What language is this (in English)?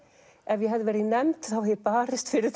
Icelandic